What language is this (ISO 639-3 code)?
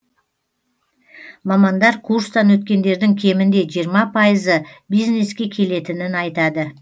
kaz